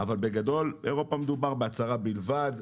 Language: Hebrew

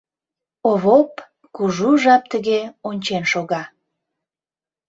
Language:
Mari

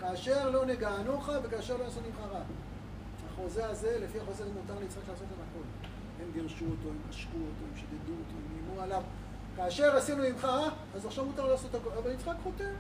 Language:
Hebrew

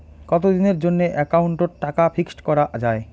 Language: Bangla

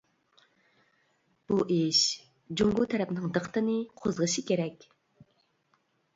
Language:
Uyghur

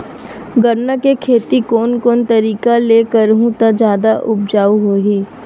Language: Chhattisgarhi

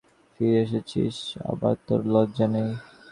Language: Bangla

